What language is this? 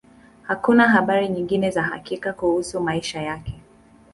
Swahili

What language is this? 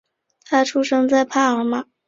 Chinese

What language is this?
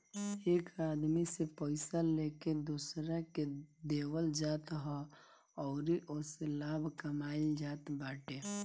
Bhojpuri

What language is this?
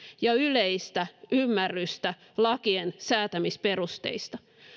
Finnish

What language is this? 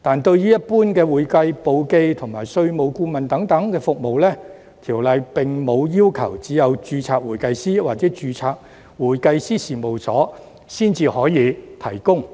Cantonese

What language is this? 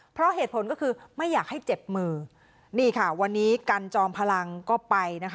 Thai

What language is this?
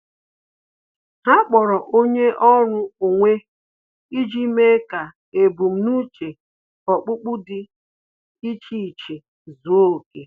Igbo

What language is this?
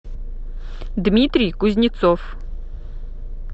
Russian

